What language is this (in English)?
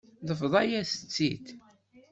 Kabyle